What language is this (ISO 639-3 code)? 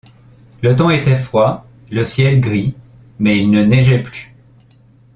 fra